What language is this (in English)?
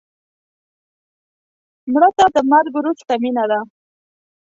Pashto